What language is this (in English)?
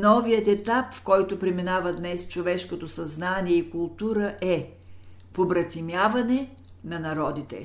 Bulgarian